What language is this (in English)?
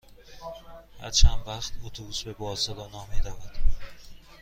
Persian